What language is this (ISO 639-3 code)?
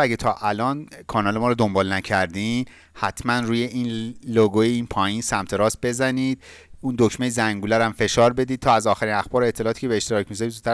fas